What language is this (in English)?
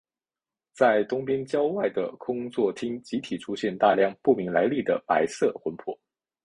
Chinese